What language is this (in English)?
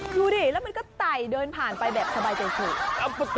Thai